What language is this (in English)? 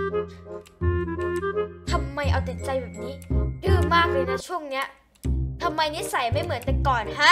Thai